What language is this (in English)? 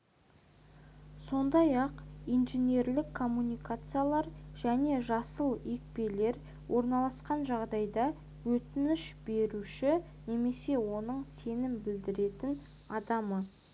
Kazakh